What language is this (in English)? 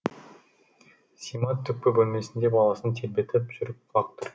Kazakh